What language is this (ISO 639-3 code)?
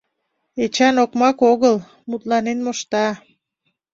chm